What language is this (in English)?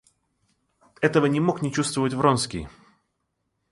Russian